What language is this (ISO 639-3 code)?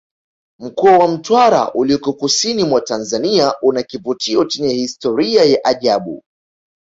swa